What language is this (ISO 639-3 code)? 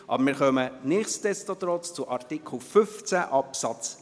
gsw